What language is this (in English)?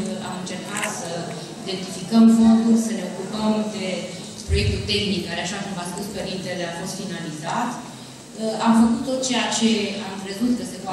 Romanian